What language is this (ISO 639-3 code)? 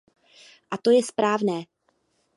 ces